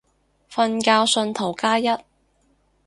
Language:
Cantonese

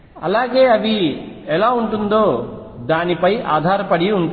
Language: Telugu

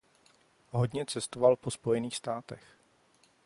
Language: Czech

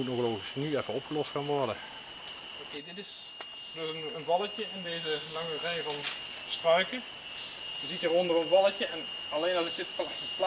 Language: Dutch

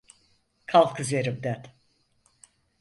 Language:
Turkish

